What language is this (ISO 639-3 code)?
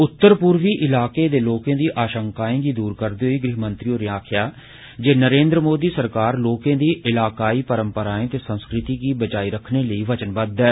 doi